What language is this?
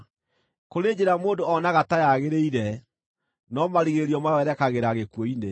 Kikuyu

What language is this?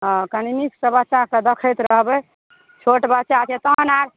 Maithili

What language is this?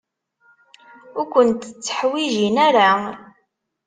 Kabyle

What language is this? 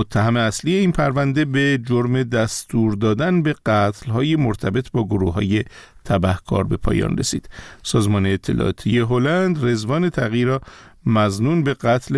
Persian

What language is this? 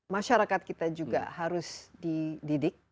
Indonesian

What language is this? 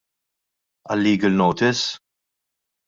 Maltese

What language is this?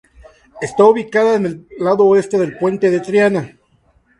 Spanish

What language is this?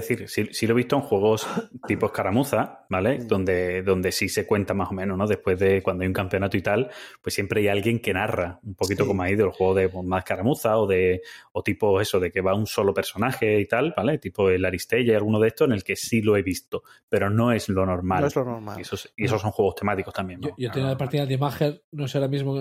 Spanish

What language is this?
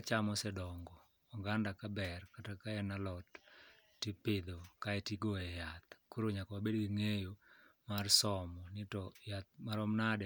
Luo (Kenya and Tanzania)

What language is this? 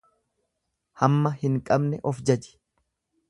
Oromo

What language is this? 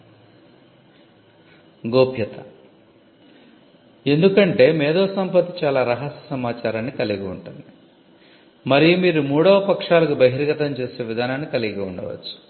Telugu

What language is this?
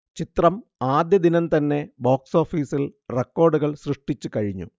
Malayalam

